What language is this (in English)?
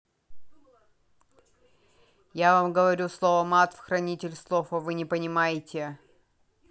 Russian